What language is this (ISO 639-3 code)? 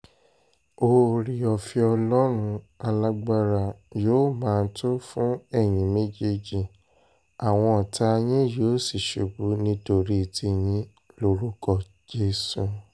yor